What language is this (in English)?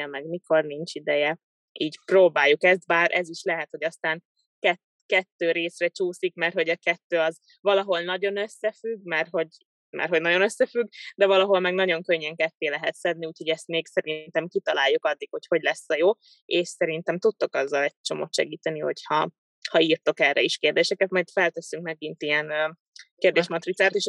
Hungarian